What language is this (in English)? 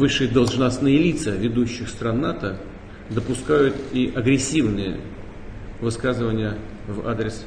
Russian